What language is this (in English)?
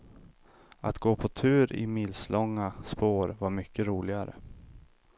Swedish